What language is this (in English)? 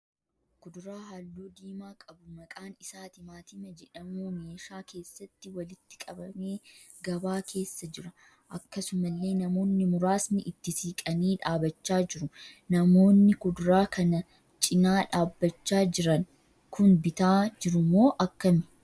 Oromo